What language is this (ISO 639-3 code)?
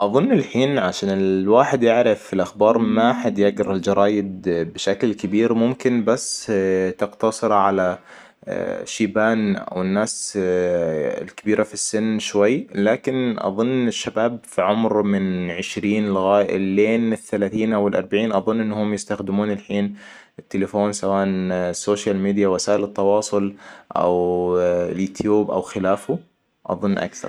acw